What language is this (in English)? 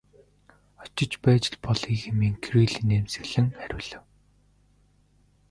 Mongolian